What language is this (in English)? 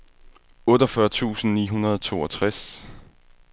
Danish